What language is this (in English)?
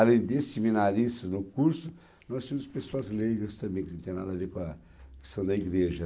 Portuguese